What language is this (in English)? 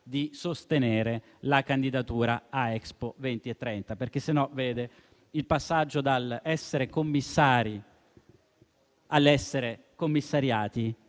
Italian